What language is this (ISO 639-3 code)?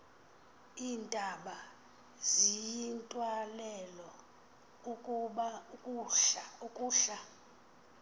xho